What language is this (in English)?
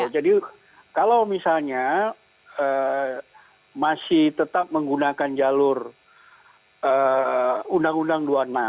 Indonesian